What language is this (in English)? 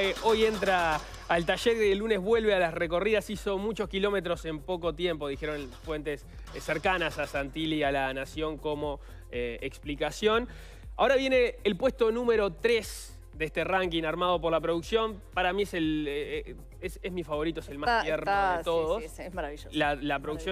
Spanish